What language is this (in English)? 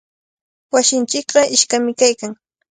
Cajatambo North Lima Quechua